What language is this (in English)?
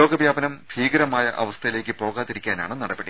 Malayalam